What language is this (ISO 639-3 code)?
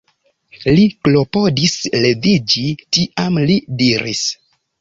epo